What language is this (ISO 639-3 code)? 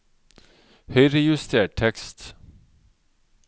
nor